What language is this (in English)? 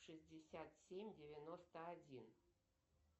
Russian